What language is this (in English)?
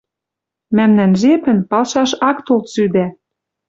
Western Mari